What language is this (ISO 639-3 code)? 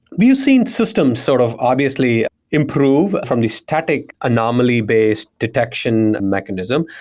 eng